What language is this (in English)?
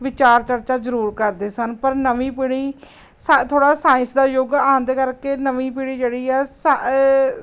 Punjabi